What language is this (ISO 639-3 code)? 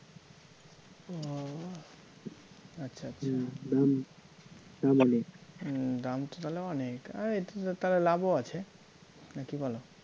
ben